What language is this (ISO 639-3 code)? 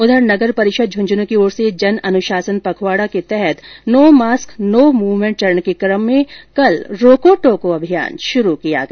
hin